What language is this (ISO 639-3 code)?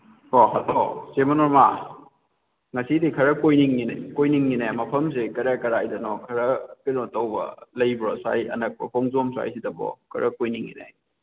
mni